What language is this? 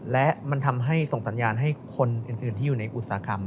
Thai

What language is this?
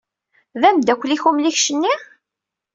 Kabyle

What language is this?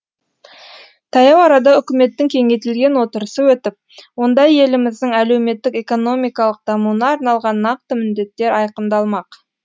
Kazakh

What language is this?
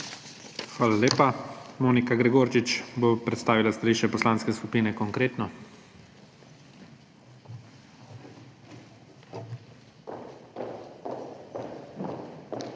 Slovenian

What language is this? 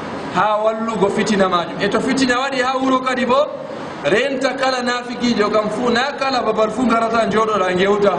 Arabic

